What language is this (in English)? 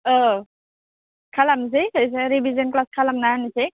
Bodo